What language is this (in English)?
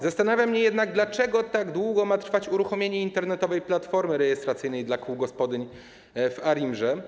Polish